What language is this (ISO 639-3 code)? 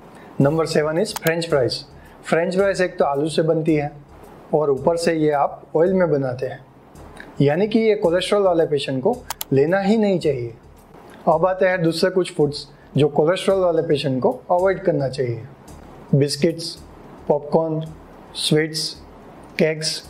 hin